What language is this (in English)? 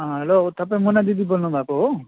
Nepali